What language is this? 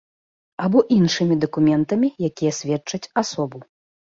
Belarusian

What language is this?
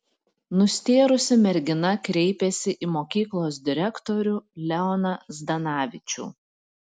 Lithuanian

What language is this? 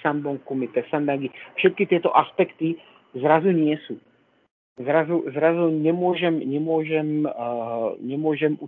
Slovak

